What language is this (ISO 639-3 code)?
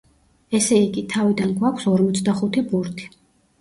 kat